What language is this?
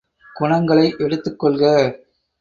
Tamil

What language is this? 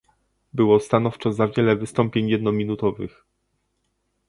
Polish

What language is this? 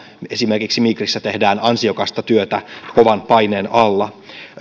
Finnish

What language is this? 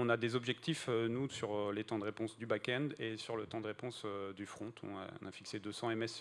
French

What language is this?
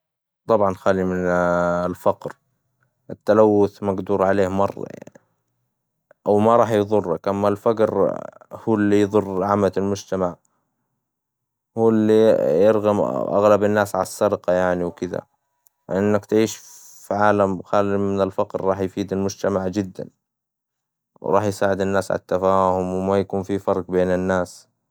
Hijazi Arabic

